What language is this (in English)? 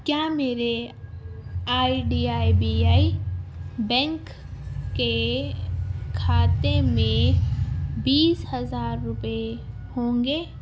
Urdu